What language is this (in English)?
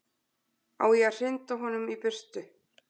Icelandic